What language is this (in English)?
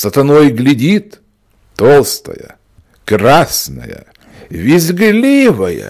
Russian